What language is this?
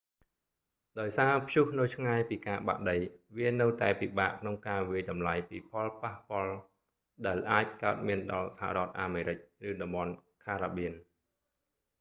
Khmer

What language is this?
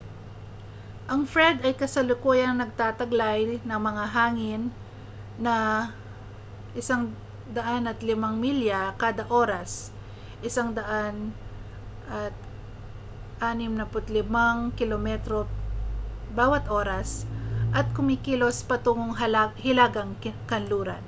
Filipino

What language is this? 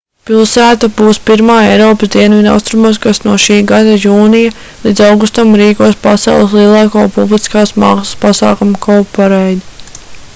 Latvian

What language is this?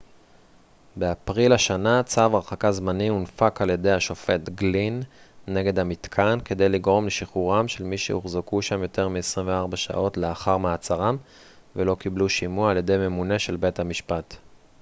Hebrew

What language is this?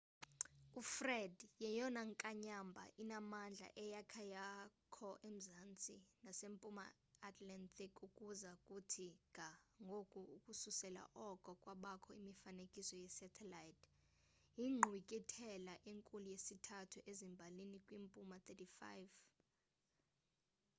Xhosa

